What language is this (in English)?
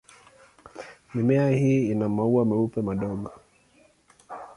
Swahili